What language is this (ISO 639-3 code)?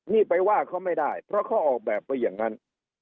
tha